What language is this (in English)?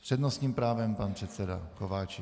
Czech